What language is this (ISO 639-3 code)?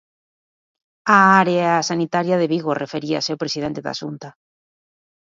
glg